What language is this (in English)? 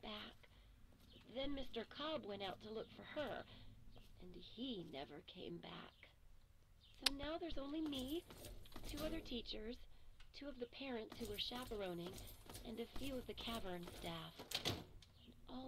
Czech